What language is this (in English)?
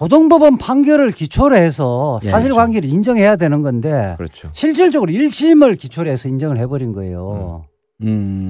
Korean